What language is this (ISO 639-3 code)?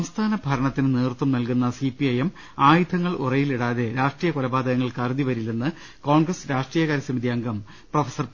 mal